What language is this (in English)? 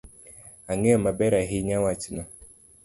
Luo (Kenya and Tanzania)